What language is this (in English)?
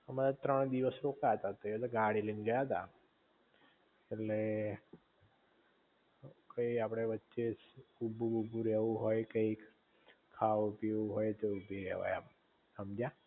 Gujarati